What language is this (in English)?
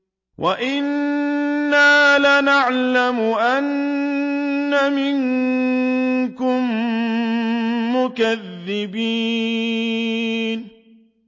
Arabic